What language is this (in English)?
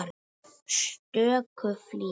Icelandic